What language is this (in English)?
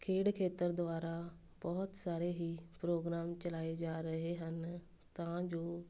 Punjabi